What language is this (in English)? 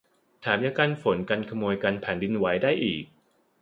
Thai